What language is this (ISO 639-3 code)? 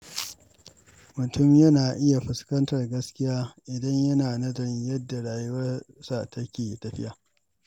hau